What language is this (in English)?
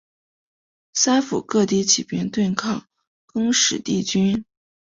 Chinese